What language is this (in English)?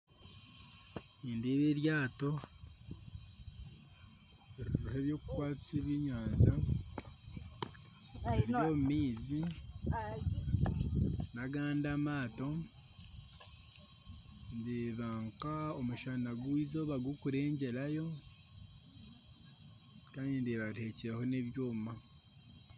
Nyankole